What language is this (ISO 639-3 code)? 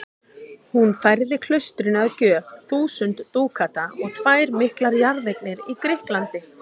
isl